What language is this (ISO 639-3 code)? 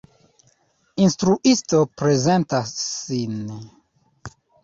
epo